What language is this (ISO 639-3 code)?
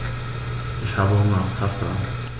deu